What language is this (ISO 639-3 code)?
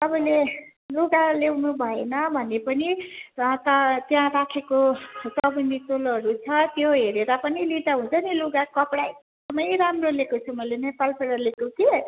nep